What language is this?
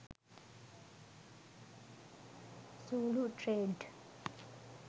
Sinhala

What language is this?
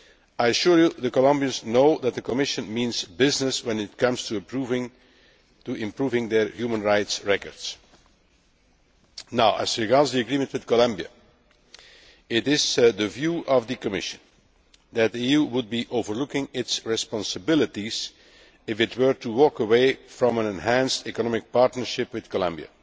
English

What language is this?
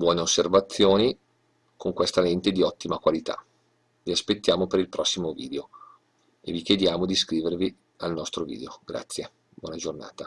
Italian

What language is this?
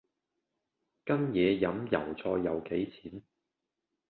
Cantonese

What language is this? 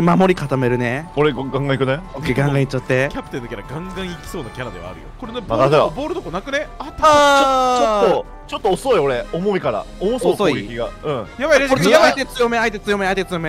Japanese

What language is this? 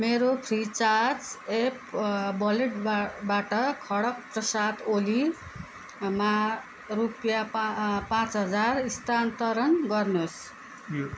Nepali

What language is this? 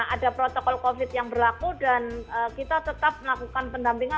Indonesian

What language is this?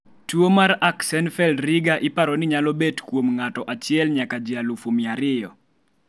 Luo (Kenya and Tanzania)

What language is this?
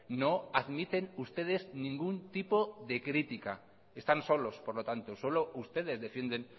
Spanish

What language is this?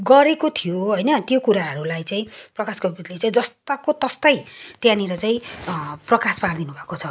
Nepali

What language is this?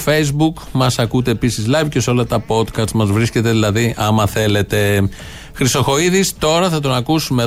Greek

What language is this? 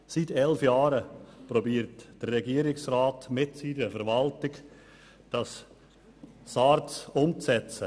Swiss German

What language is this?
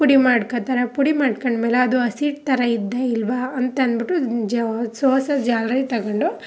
Kannada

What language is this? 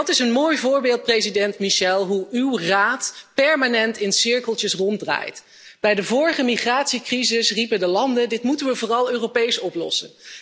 Dutch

